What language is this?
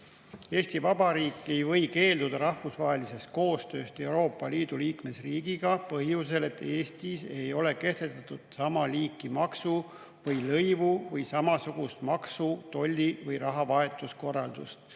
Estonian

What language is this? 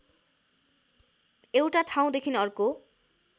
Nepali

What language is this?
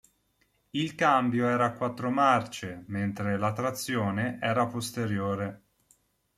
Italian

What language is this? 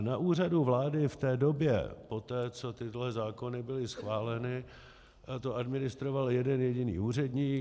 Czech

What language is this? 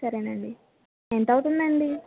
Telugu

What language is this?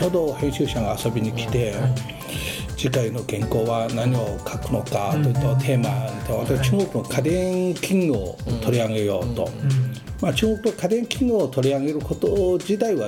Japanese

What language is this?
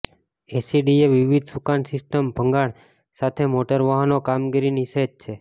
Gujarati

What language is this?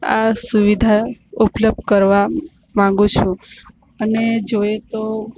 Gujarati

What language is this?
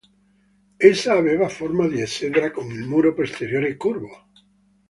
Italian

